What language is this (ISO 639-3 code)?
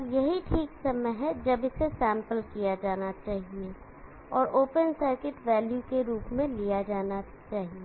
hin